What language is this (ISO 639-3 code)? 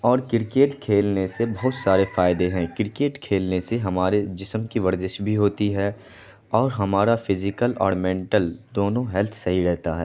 urd